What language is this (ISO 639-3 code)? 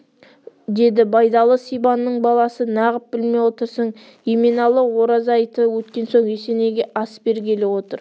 kaz